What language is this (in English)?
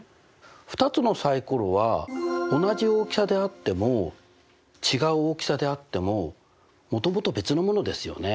Japanese